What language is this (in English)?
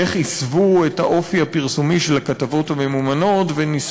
Hebrew